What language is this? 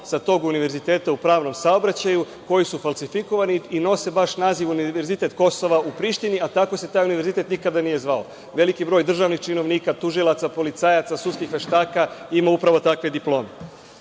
Serbian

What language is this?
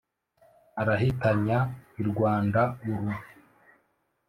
Kinyarwanda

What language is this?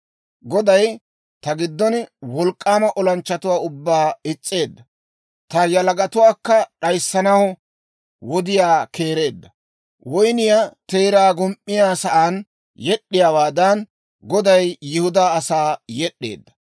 Dawro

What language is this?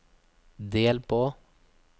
Norwegian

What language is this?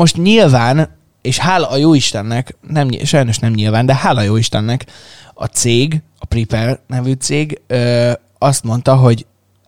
Hungarian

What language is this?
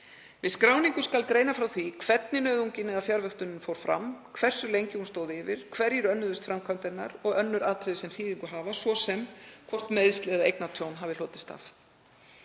Icelandic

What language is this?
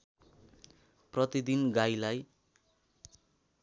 Nepali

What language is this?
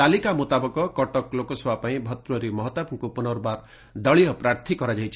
Odia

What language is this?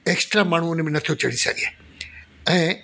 Sindhi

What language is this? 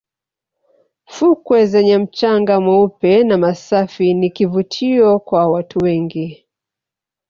Swahili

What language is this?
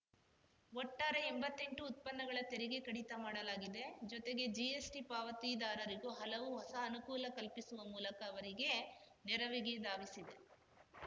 Kannada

